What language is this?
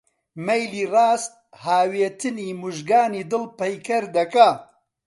Central Kurdish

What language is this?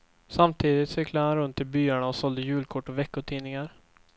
Swedish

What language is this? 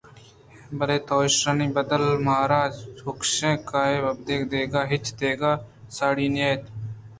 Eastern Balochi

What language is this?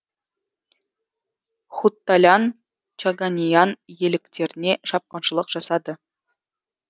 Kazakh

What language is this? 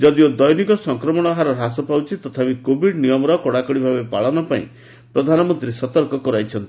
Odia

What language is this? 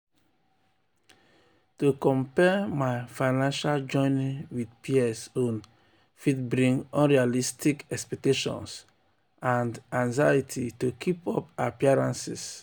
Nigerian Pidgin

